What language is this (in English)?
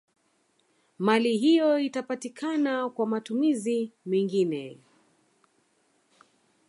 Swahili